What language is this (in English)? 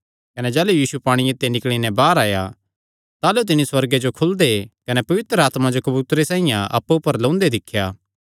Kangri